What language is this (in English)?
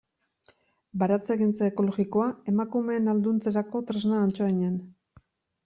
Basque